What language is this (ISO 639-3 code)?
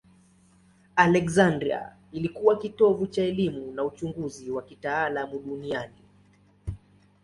swa